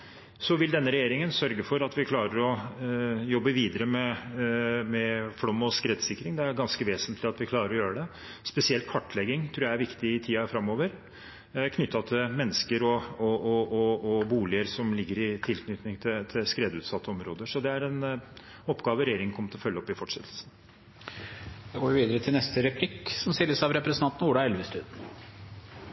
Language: Norwegian Bokmål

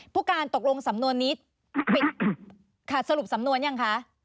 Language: Thai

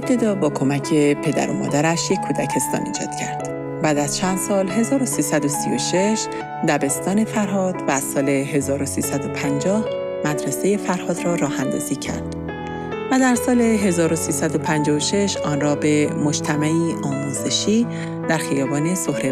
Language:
Persian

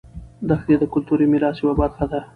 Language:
Pashto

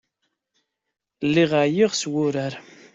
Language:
Kabyle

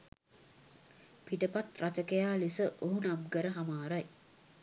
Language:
Sinhala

